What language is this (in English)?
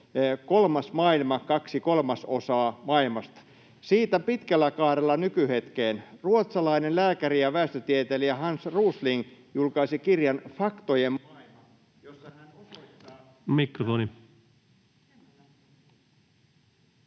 Finnish